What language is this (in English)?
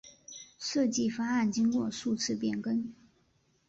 Chinese